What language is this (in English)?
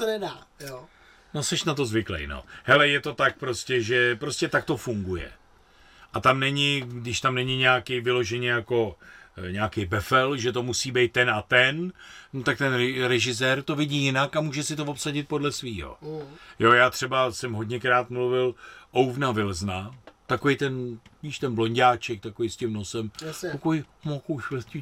Czech